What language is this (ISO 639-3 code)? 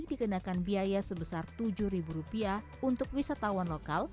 ind